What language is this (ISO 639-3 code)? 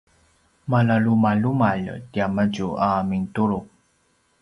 pwn